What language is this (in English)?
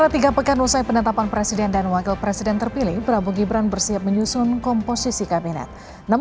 Indonesian